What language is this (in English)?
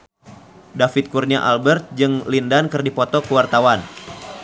Sundanese